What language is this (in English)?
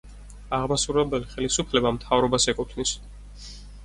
Georgian